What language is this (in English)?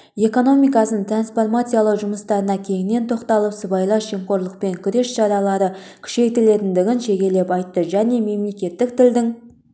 Kazakh